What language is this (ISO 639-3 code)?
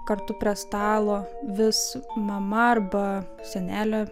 lit